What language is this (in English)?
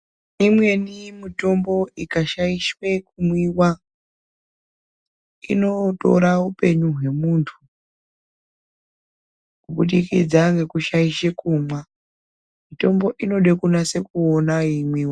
Ndau